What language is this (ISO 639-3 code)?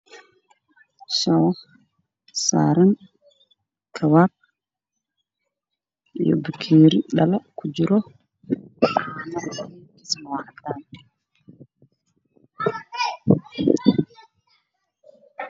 som